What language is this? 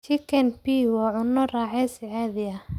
Somali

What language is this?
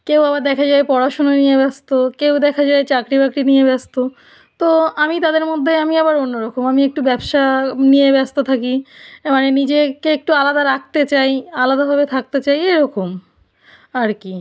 Bangla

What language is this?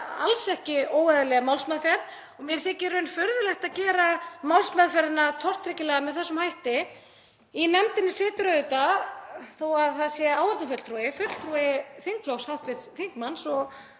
Icelandic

